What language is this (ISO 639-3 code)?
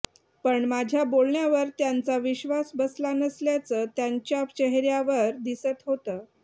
mar